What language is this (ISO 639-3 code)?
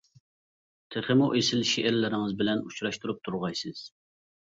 uig